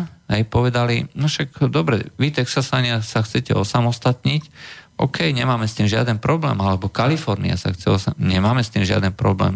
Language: Slovak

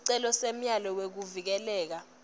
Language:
Swati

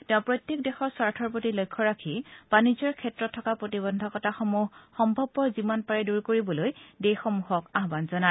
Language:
Assamese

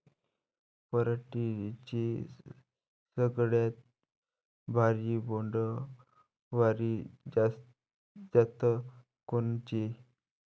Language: Marathi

